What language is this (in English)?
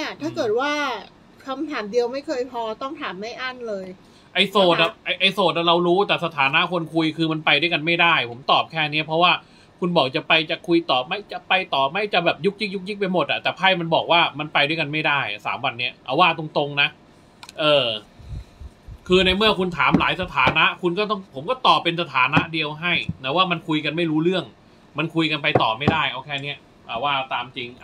Thai